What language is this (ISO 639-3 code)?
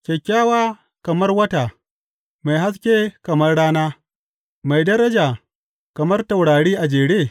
hau